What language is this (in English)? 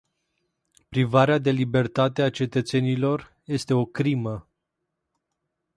Romanian